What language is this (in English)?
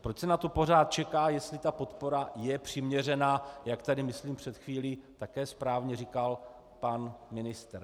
Czech